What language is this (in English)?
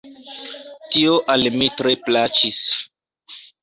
Esperanto